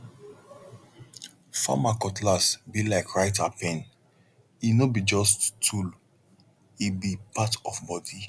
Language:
Nigerian Pidgin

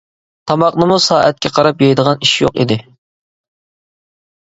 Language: Uyghur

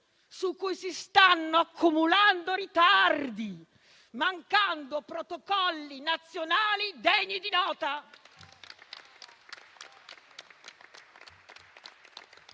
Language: Italian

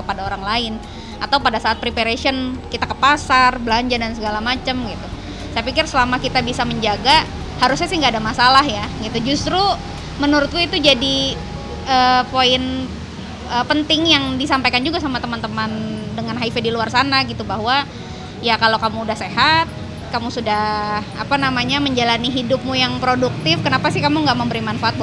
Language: Indonesian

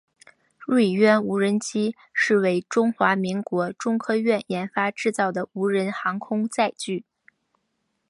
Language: Chinese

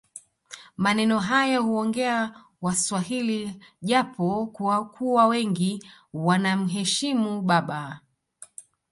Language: Swahili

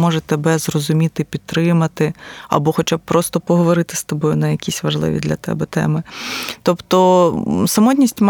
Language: Ukrainian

